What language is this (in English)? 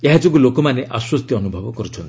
Odia